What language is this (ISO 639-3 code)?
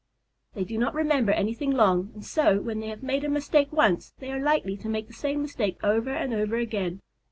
eng